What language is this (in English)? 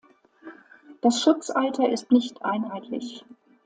German